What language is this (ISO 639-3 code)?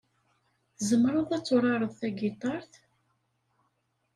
kab